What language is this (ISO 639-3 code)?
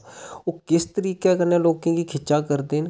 doi